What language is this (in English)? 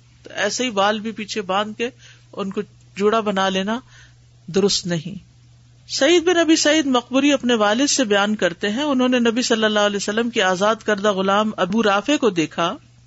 Urdu